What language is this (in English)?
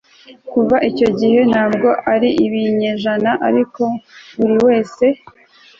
Kinyarwanda